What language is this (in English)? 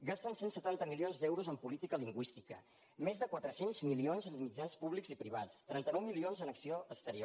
Catalan